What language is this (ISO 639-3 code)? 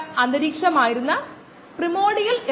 mal